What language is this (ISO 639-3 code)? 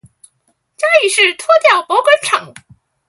zho